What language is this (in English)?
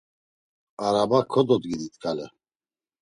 Laz